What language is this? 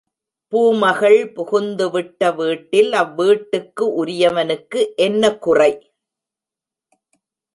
Tamil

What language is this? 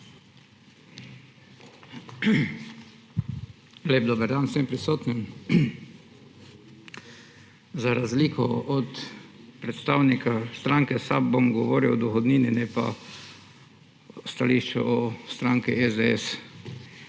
Slovenian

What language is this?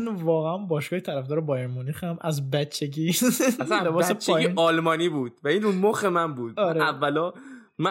Persian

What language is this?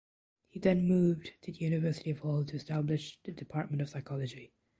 English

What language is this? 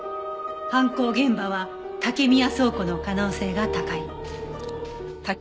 Japanese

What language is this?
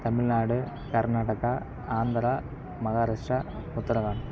Tamil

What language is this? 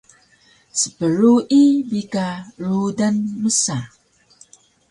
Taroko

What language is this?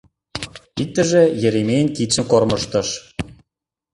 Mari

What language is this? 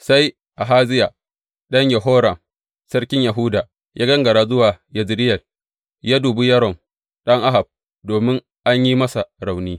Hausa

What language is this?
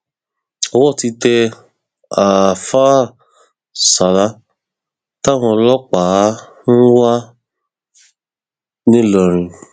Yoruba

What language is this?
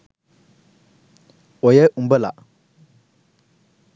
Sinhala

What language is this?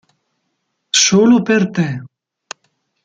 Italian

